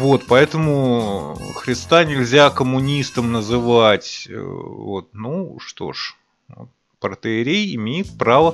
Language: Russian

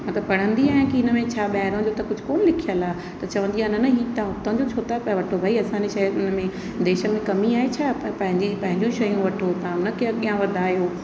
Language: Sindhi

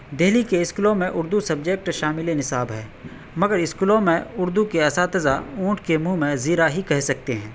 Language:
Urdu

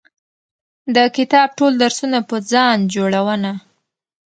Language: Pashto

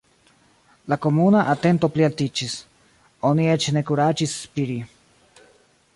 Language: Esperanto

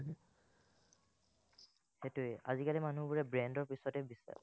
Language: Assamese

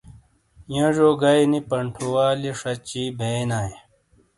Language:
Shina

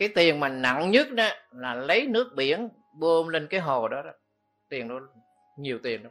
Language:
Vietnamese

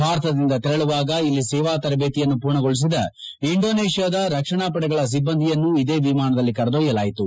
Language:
Kannada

